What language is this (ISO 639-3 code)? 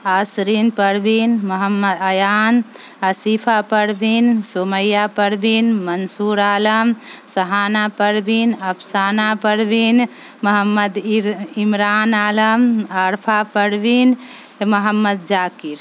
urd